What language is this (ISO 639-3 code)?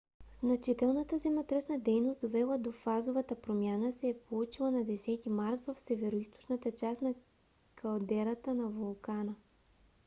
bul